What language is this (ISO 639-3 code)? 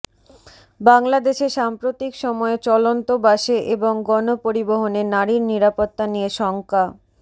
ben